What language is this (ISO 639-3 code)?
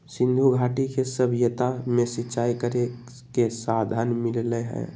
mag